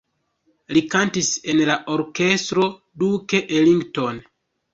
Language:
Esperanto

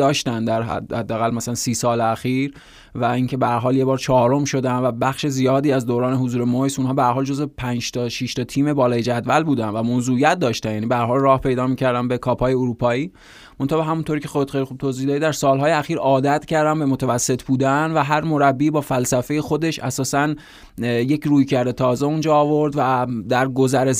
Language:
Persian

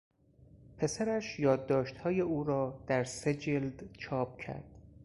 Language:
Persian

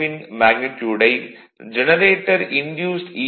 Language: Tamil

